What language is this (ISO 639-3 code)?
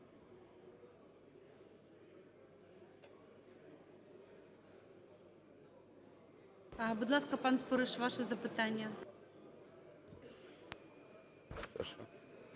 ukr